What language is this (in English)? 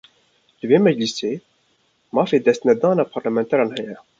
Kurdish